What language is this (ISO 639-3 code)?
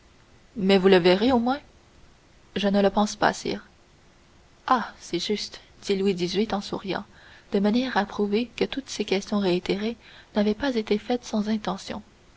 fra